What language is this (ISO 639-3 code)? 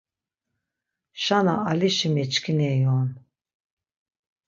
lzz